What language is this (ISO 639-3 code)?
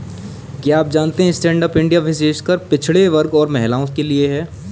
hin